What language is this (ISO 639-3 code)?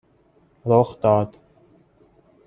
fas